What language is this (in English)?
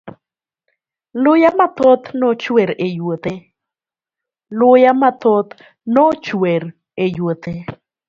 Luo (Kenya and Tanzania)